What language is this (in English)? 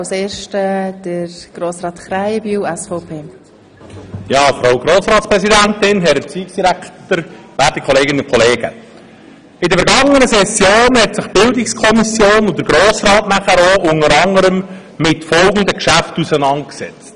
Swiss German